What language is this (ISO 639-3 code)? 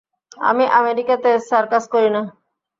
ben